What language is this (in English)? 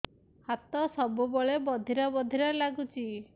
Odia